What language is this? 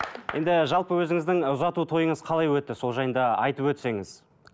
Kazakh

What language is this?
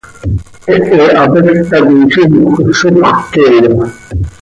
Seri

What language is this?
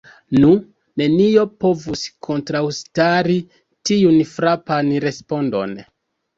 Esperanto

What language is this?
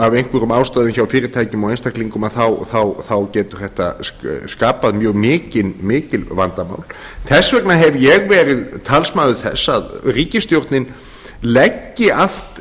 Icelandic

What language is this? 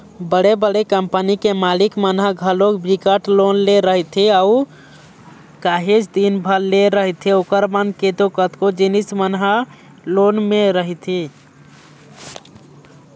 Chhattisgarhi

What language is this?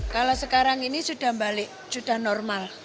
Indonesian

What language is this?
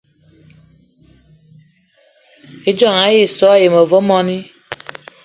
Eton (Cameroon)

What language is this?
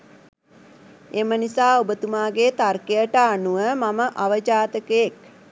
Sinhala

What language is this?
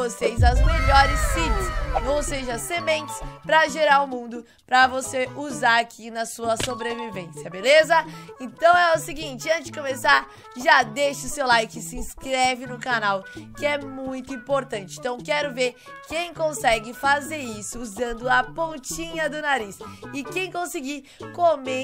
Portuguese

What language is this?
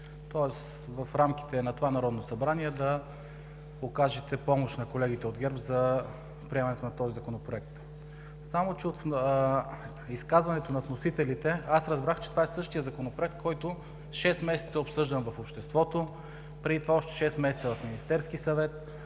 Bulgarian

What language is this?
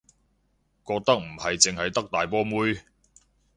Cantonese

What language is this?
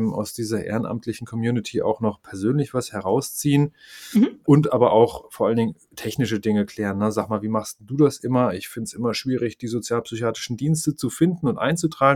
German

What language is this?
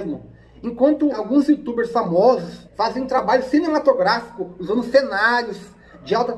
Portuguese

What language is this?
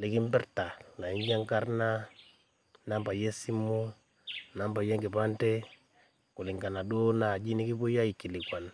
Masai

